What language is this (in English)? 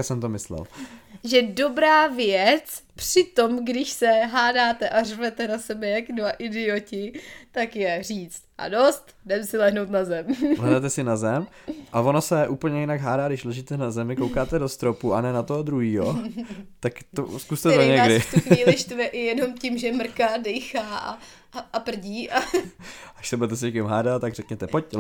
Czech